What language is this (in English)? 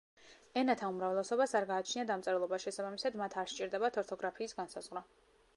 Georgian